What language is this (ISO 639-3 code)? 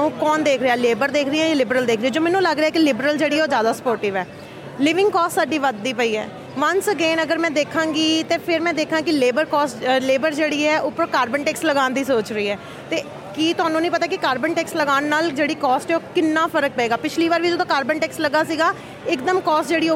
pan